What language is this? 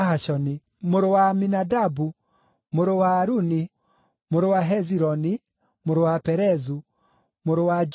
Kikuyu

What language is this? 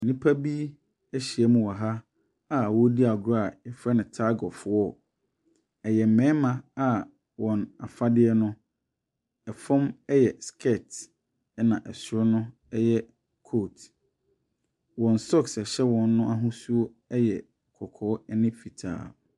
Akan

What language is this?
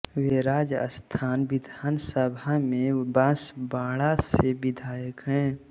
Hindi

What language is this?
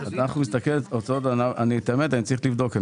Hebrew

